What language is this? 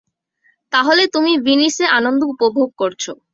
Bangla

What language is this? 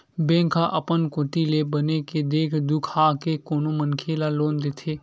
Chhattisgarhi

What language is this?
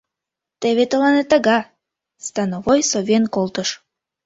Mari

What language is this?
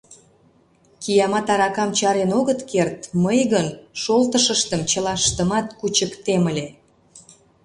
Mari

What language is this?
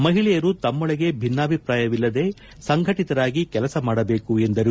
Kannada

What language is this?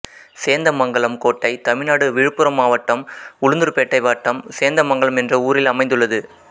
Tamil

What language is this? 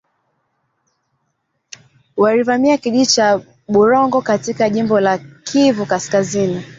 Swahili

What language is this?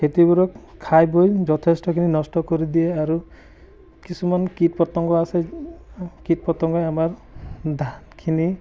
Assamese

